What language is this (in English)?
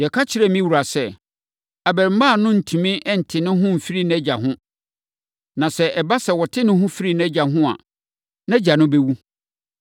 Akan